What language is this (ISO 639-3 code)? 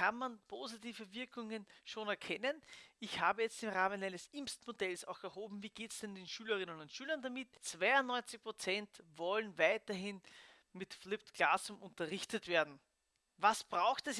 deu